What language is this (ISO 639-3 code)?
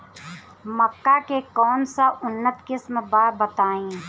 bho